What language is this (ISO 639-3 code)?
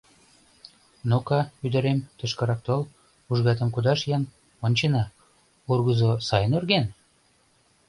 chm